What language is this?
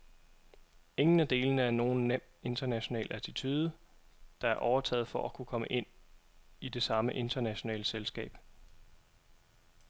Danish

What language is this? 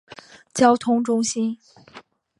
Chinese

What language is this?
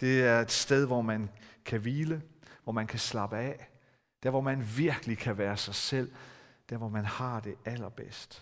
Danish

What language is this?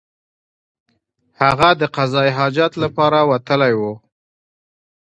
Pashto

